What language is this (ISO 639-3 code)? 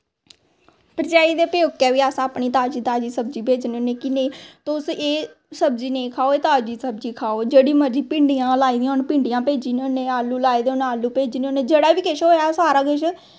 doi